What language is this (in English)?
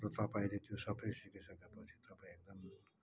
Nepali